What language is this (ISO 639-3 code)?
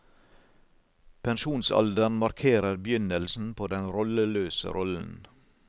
nor